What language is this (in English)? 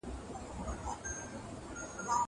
Pashto